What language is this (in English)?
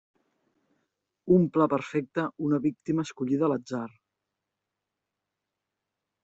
Catalan